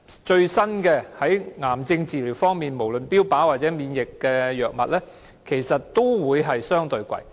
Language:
Cantonese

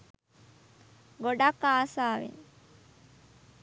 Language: Sinhala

